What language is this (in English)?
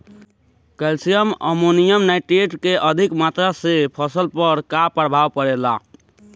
Bhojpuri